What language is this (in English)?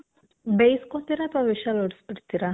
Kannada